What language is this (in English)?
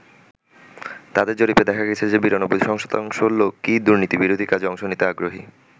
Bangla